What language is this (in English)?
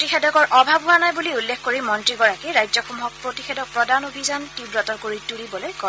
Assamese